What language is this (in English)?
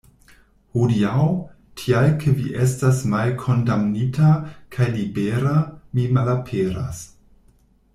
Esperanto